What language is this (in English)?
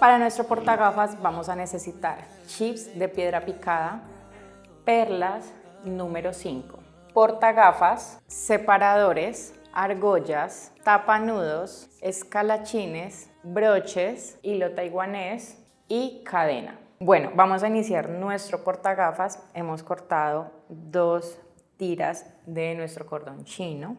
Spanish